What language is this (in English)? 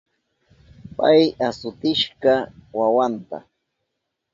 Southern Pastaza Quechua